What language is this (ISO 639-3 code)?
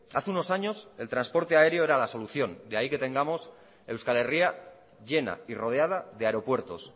spa